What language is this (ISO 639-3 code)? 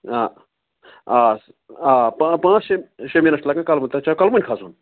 kas